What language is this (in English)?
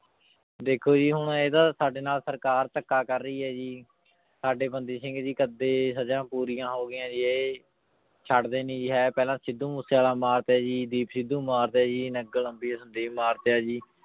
Punjabi